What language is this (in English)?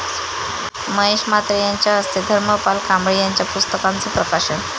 Marathi